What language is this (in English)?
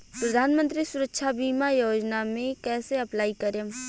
Bhojpuri